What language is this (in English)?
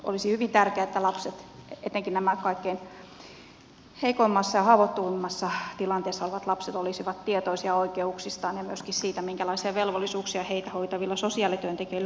Finnish